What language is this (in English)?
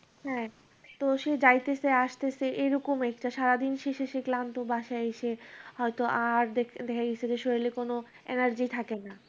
Bangla